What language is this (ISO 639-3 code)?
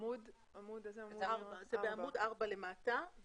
heb